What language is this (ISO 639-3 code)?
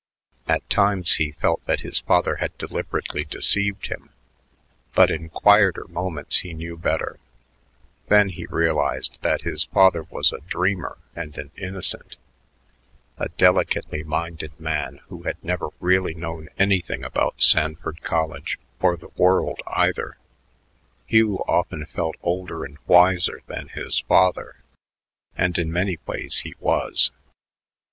eng